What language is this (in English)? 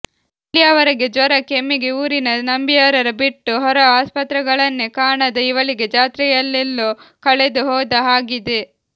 Kannada